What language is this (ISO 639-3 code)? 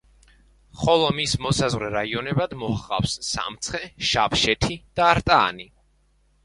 kat